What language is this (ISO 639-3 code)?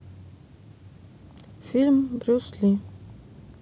rus